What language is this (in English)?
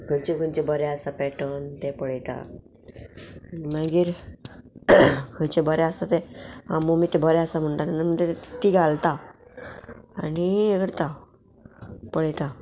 Konkani